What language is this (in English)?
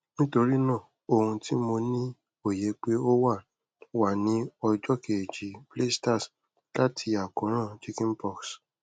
Yoruba